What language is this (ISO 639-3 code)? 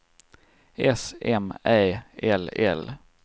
swe